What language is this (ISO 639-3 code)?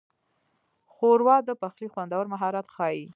pus